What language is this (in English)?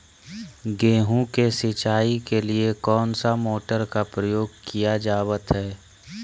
Magahi